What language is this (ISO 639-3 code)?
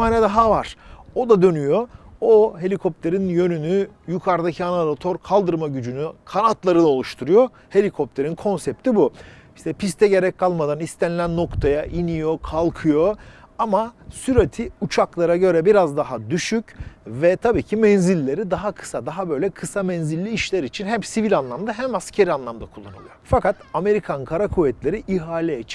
tur